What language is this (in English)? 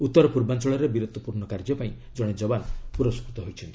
Odia